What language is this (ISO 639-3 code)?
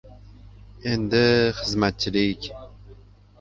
uzb